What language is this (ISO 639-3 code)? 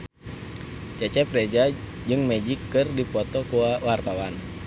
sun